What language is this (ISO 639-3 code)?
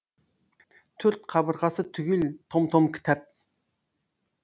kaz